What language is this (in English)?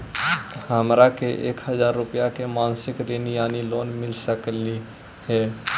Magahi